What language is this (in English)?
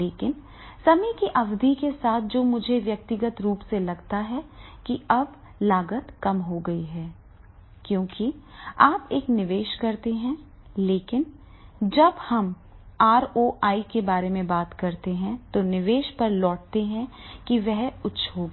Hindi